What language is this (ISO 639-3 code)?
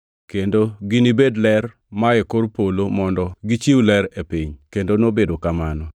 luo